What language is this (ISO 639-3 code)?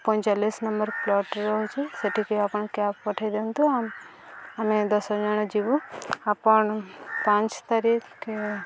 ori